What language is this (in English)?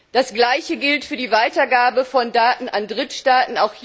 German